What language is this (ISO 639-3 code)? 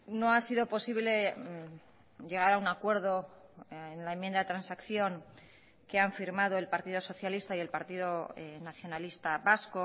spa